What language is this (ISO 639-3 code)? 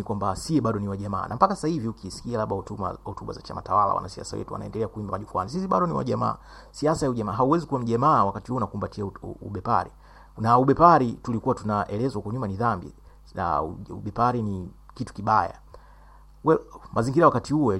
swa